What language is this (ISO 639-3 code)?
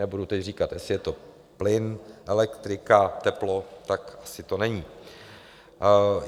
ces